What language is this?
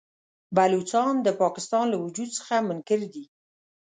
Pashto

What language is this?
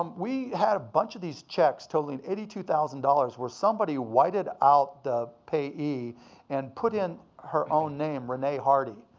English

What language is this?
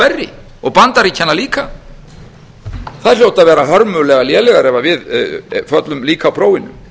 Icelandic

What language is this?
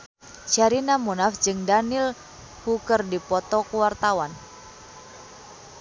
Sundanese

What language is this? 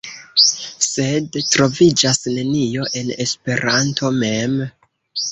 Esperanto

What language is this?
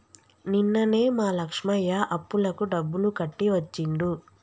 Telugu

